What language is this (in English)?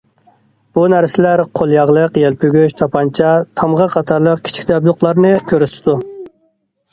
Uyghur